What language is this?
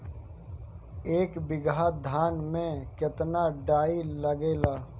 Bhojpuri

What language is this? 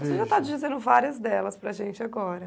Portuguese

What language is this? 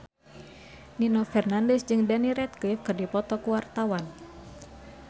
Sundanese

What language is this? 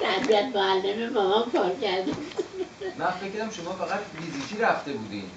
Persian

